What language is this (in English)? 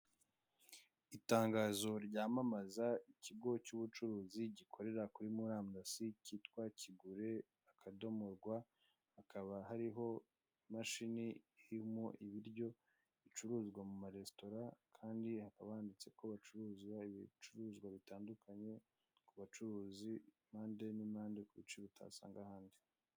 Kinyarwanda